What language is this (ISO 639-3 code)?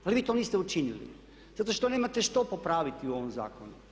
hrv